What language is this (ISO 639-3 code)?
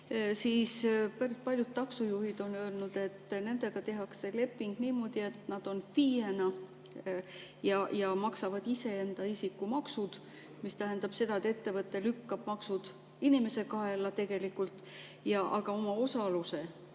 est